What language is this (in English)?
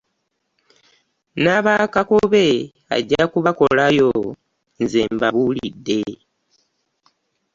Ganda